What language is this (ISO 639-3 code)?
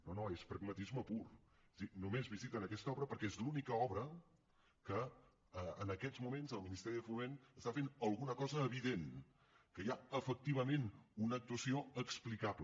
cat